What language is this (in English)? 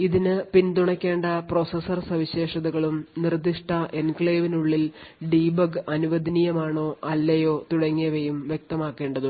Malayalam